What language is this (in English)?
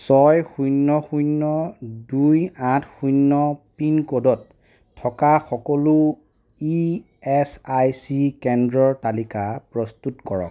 Assamese